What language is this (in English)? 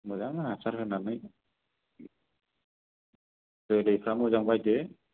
Bodo